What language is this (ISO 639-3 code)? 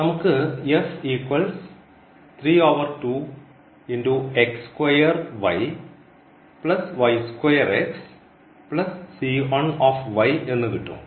mal